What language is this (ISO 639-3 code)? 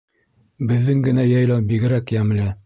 bak